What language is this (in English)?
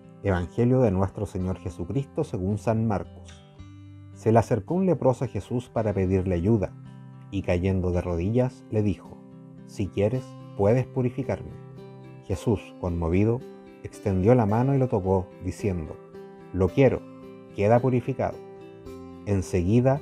Spanish